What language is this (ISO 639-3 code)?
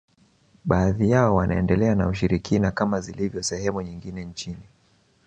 swa